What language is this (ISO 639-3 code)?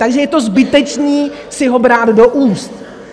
ces